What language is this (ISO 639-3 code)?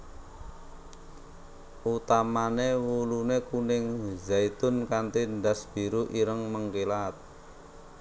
jav